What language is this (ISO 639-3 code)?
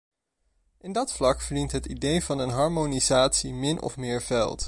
nld